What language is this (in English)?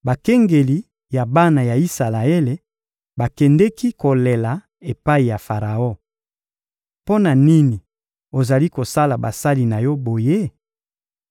Lingala